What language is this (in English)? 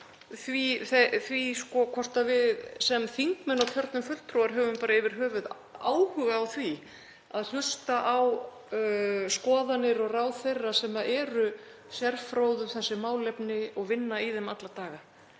Icelandic